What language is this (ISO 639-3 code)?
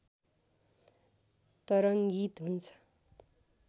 nep